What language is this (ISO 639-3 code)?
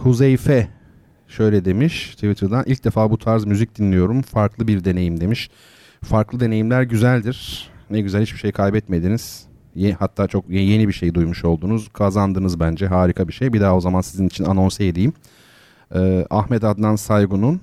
tur